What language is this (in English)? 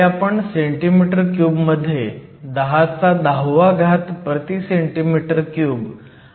Marathi